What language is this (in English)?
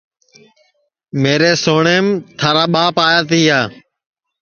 Sansi